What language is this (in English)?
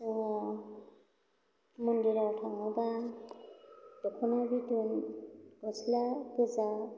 Bodo